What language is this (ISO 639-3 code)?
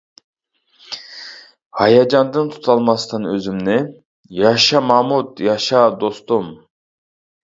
uig